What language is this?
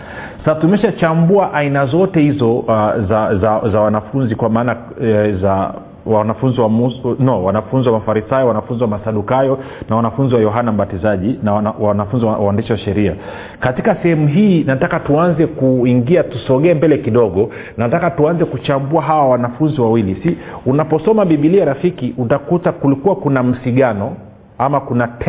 Swahili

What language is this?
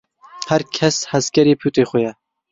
Kurdish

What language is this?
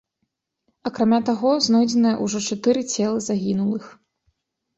Belarusian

